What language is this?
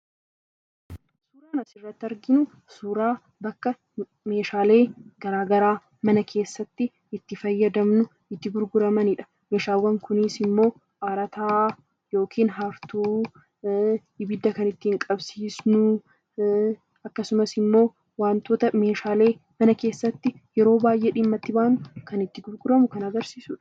Oromo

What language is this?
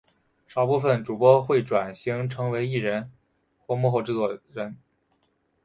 Chinese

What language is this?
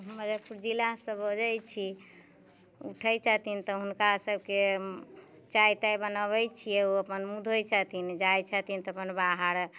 Maithili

